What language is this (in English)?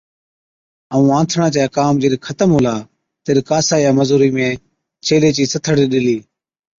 Od